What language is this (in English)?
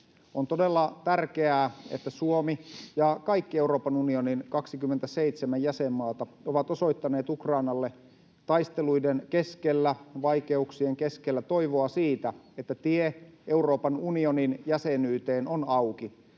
Finnish